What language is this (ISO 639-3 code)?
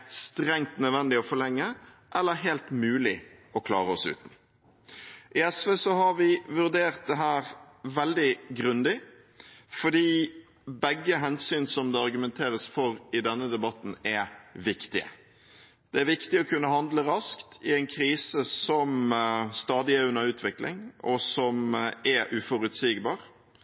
nob